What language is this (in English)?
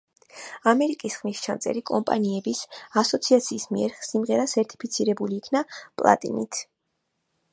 Georgian